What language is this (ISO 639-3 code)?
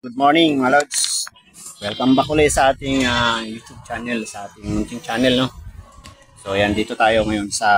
fil